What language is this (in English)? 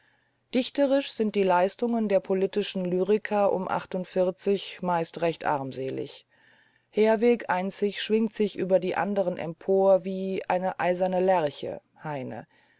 German